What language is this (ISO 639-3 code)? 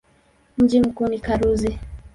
swa